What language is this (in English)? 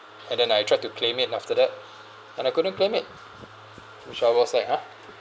English